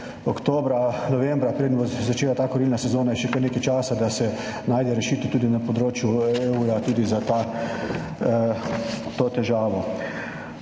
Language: Slovenian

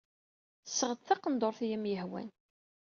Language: Kabyle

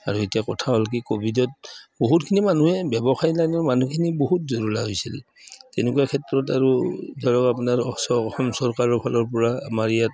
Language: Assamese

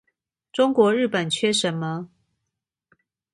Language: Chinese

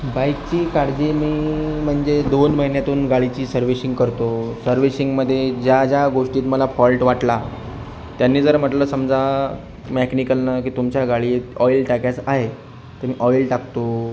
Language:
Marathi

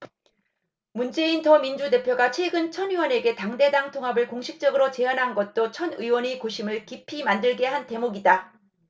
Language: Korean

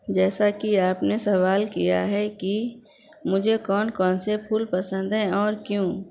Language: Urdu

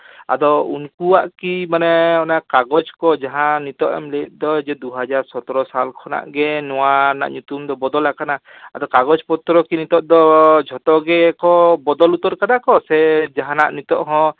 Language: Santali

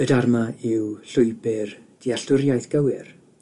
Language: Welsh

